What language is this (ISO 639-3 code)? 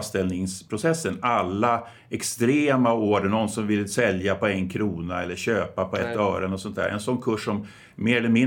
swe